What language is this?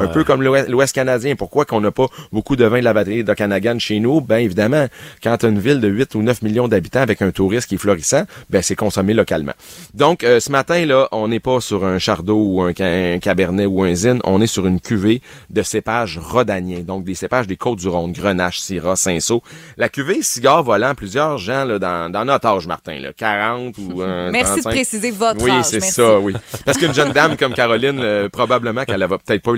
French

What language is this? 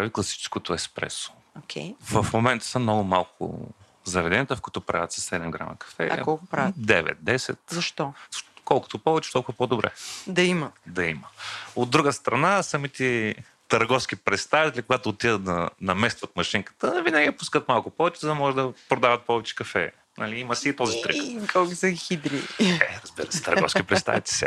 Bulgarian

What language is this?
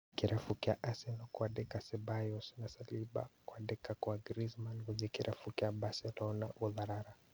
Kikuyu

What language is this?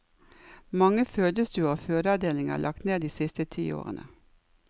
Norwegian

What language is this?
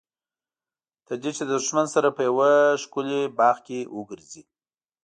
Pashto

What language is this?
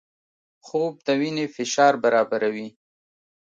Pashto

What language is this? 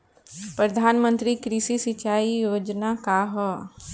Bhojpuri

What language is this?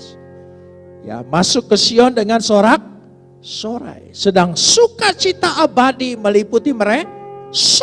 Indonesian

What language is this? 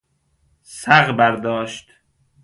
Persian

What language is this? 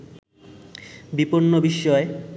Bangla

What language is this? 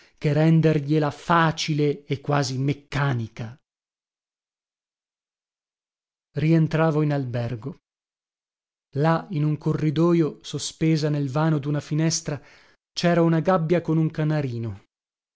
Italian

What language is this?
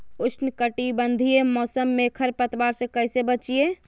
Magahi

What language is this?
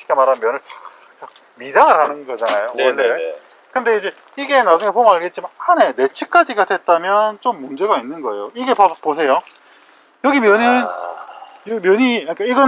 Korean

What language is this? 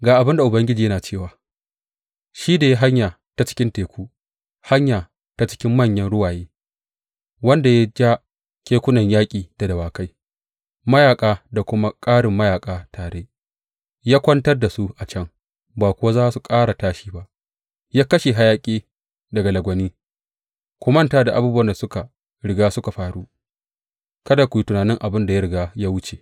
Hausa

